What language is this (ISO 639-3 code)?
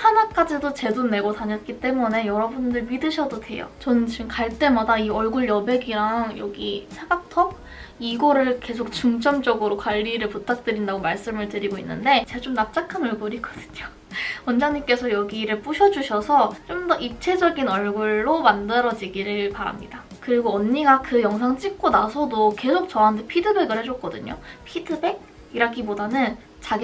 kor